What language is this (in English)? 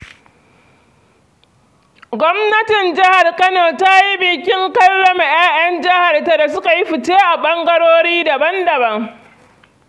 Hausa